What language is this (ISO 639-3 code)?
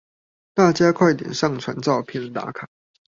zho